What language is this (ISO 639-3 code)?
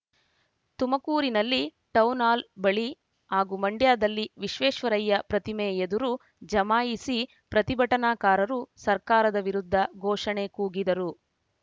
kan